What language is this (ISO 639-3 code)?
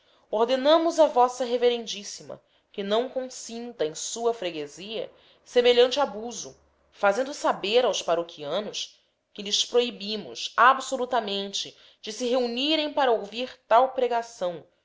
por